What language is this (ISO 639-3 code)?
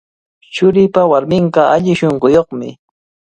qvl